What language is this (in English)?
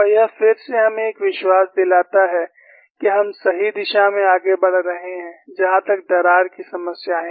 Hindi